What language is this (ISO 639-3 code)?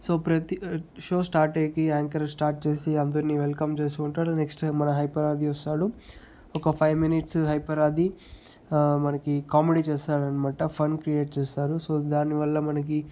tel